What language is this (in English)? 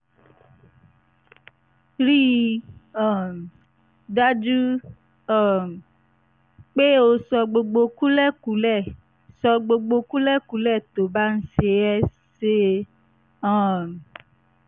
Yoruba